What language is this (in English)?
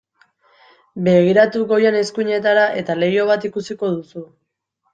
Basque